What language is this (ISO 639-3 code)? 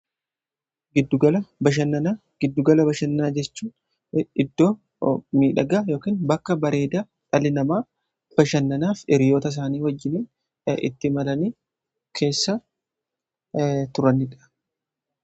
orm